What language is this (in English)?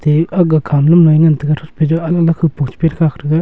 Wancho Naga